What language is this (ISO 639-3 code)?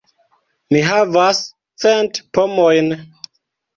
epo